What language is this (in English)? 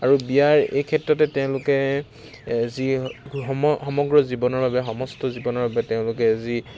Assamese